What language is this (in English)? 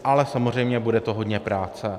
Czech